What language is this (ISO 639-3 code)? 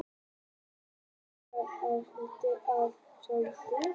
isl